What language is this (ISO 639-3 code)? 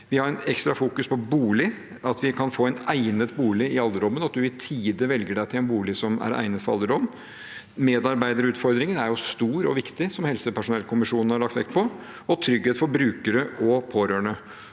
nor